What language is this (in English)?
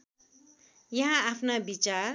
Nepali